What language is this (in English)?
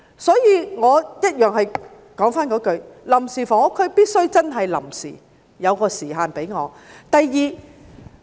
Cantonese